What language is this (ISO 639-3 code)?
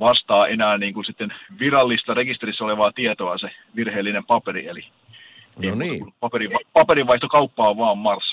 fin